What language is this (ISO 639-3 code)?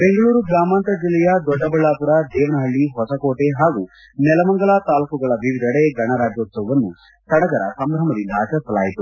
kan